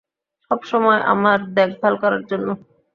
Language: Bangla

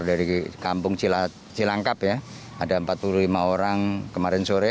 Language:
Indonesian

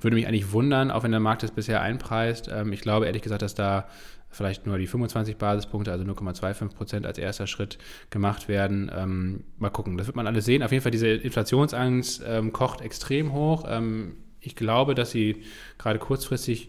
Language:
German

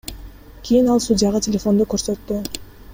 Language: Kyrgyz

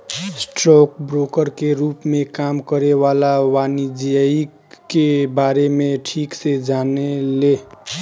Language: Bhojpuri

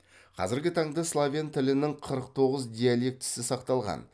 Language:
Kazakh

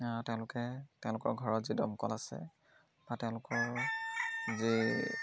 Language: Assamese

